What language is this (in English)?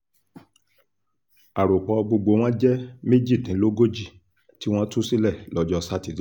Yoruba